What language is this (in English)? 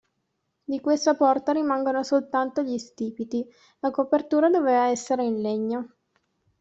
Italian